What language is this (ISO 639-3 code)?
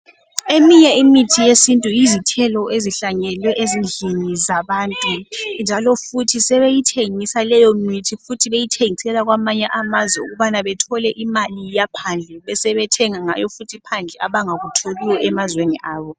nde